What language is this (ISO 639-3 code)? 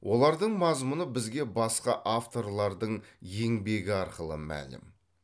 kaz